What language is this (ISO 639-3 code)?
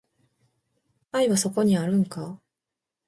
jpn